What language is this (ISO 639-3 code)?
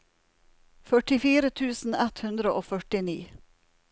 nor